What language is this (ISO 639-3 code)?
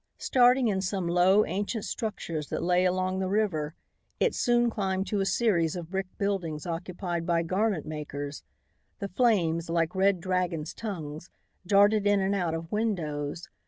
eng